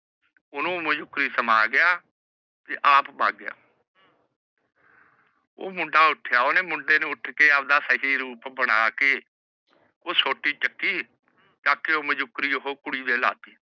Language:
Punjabi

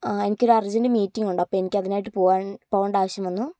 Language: Malayalam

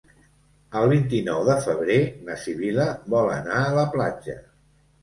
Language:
Catalan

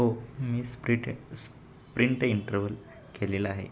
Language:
Marathi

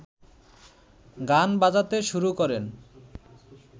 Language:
Bangla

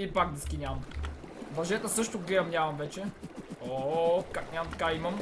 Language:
Bulgarian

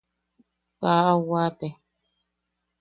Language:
Yaqui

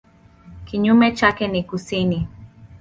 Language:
Swahili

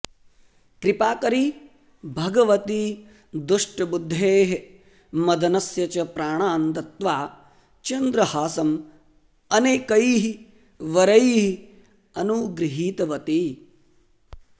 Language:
Sanskrit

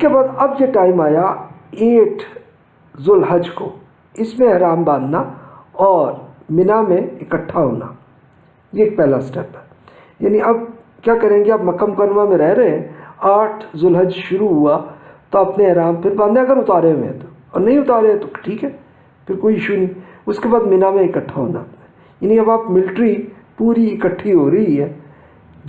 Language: Urdu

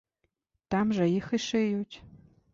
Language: Belarusian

